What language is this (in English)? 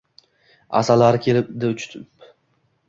Uzbek